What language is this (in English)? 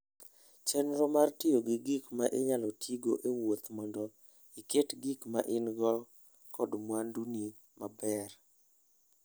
Luo (Kenya and Tanzania)